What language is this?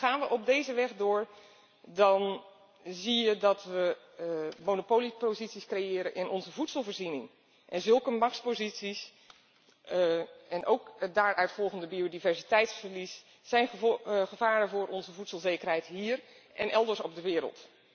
Dutch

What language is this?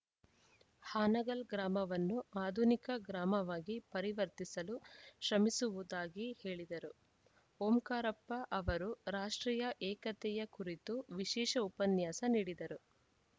Kannada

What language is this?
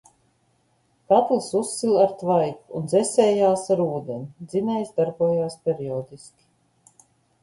Latvian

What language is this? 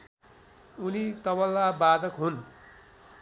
Nepali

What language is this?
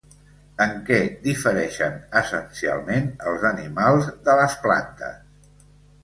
Catalan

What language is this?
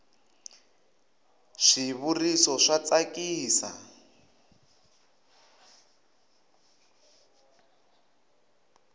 Tsonga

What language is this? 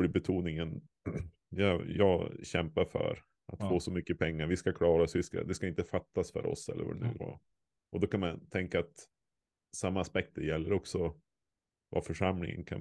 Swedish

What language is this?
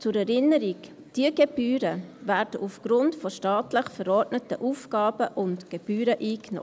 Swiss German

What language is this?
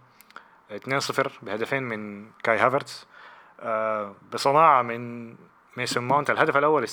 Arabic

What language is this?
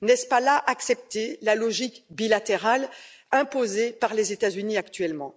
French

